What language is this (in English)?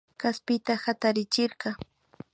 Imbabura Highland Quichua